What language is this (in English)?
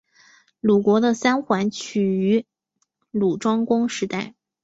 Chinese